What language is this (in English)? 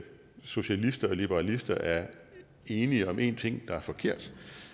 Danish